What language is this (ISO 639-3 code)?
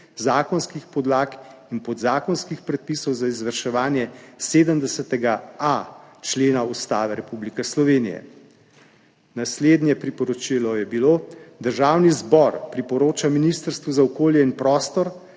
slv